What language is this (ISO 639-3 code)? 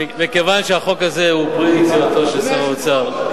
heb